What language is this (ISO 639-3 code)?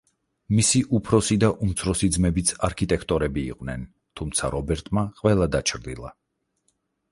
kat